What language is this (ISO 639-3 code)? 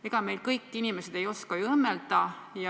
est